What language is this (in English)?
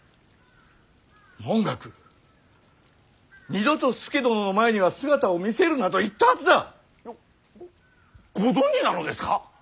Japanese